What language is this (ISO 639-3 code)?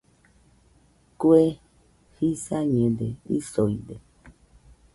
hux